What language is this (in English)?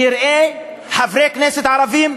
Hebrew